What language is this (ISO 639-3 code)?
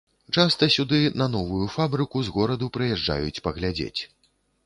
bel